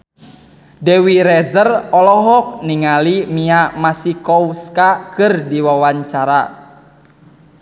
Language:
Sundanese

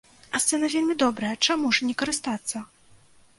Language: Belarusian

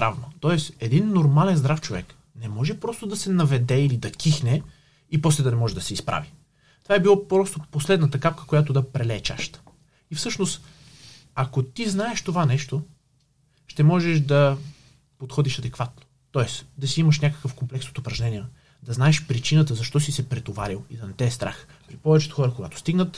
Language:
Bulgarian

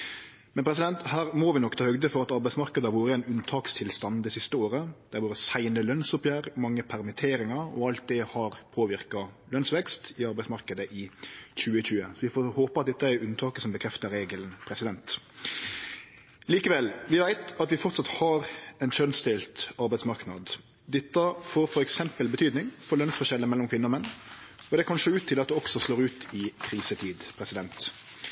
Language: Norwegian Nynorsk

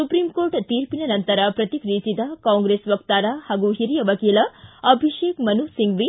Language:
Kannada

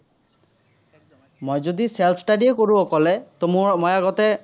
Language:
Assamese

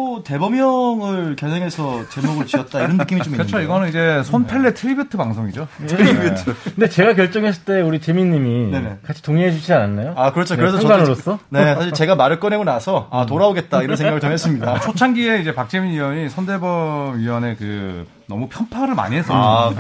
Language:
Korean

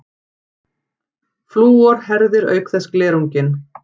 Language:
Icelandic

